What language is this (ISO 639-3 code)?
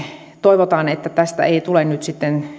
fin